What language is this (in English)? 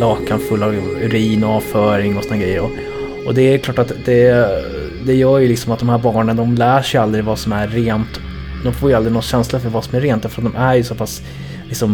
Swedish